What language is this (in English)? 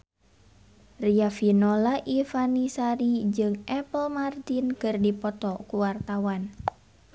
Sundanese